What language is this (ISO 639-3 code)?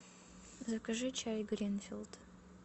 rus